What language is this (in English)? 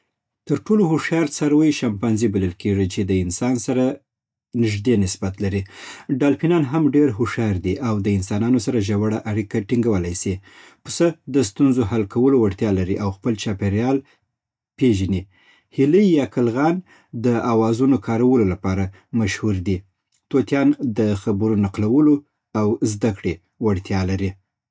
Southern Pashto